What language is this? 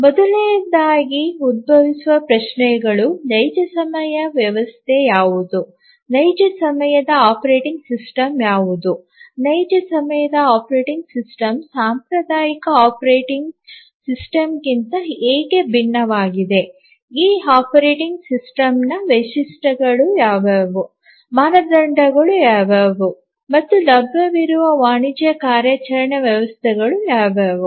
Kannada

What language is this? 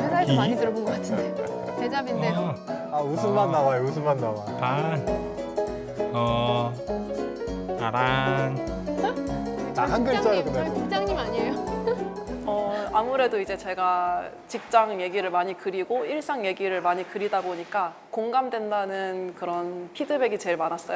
Korean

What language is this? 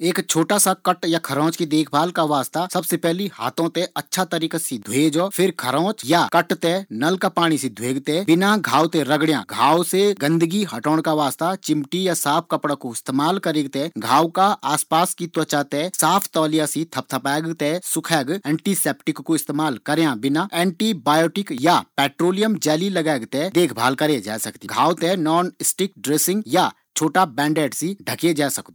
Garhwali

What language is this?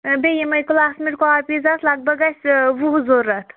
Kashmiri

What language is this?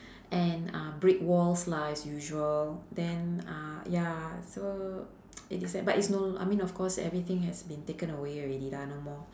English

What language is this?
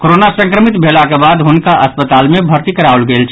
Maithili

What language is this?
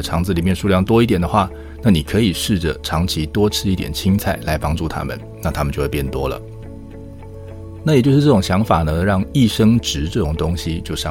Chinese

